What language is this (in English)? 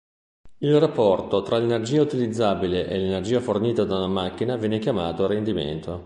Italian